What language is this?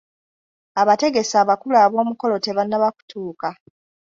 Ganda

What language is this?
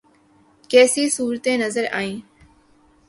Urdu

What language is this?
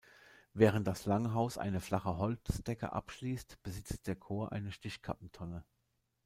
German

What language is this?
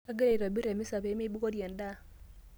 Masai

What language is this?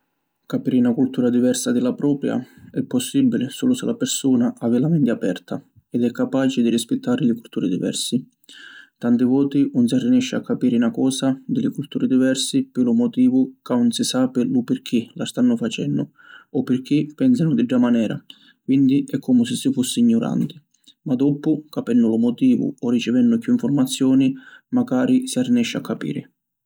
Sicilian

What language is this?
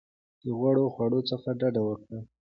Pashto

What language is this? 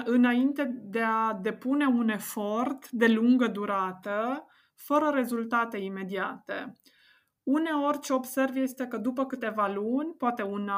Romanian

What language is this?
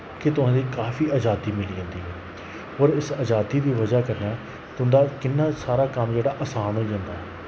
Dogri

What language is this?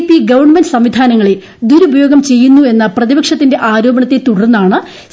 Malayalam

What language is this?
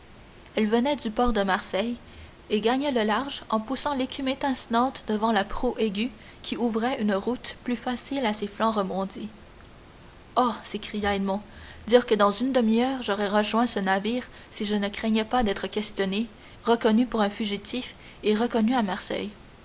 French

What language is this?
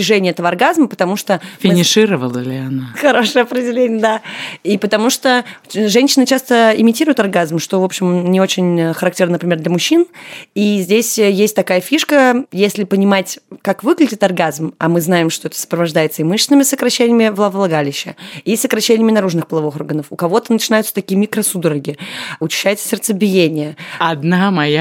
Russian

